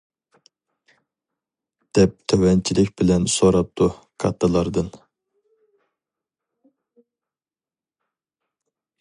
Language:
Uyghur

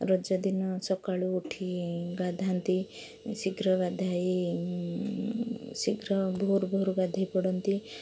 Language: Odia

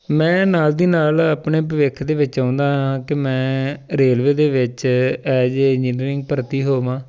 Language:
Punjabi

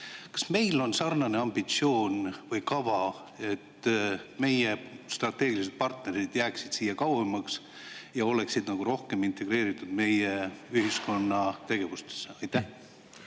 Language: Estonian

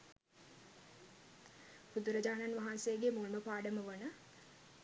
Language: Sinhala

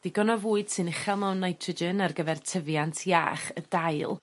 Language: Welsh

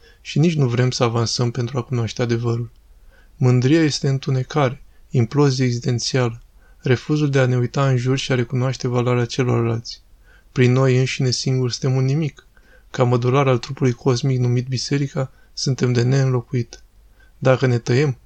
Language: Romanian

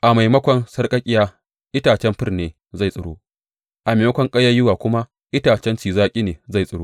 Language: Hausa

